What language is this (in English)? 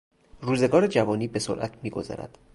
Persian